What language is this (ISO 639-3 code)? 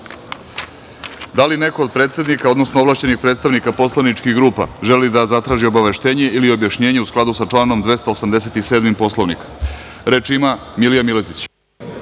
srp